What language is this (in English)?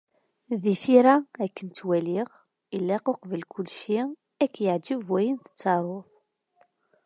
Kabyle